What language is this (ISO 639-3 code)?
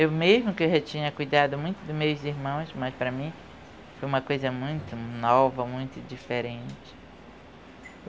por